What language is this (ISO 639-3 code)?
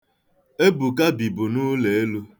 ibo